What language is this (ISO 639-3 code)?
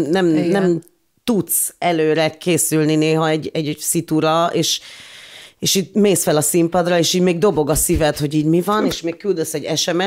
hun